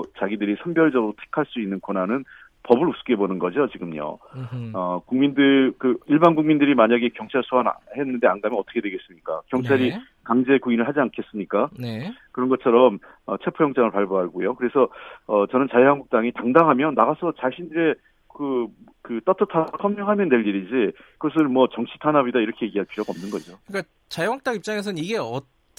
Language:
Korean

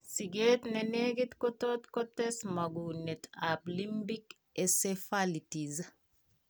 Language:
Kalenjin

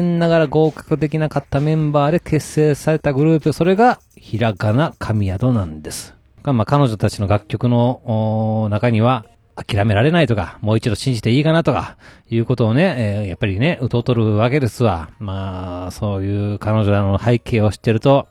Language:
Japanese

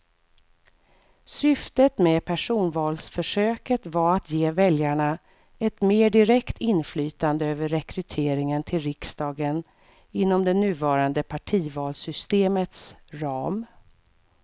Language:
Swedish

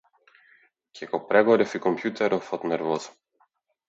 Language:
Macedonian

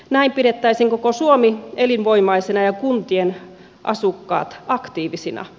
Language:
Finnish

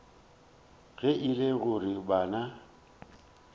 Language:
Northern Sotho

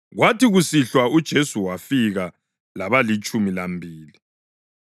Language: North Ndebele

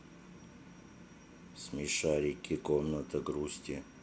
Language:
Russian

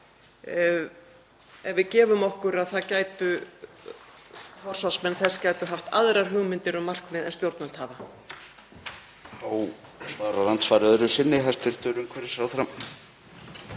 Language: Icelandic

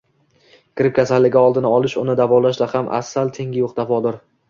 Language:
Uzbek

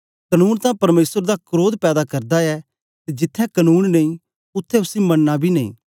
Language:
Dogri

